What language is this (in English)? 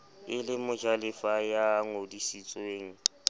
Southern Sotho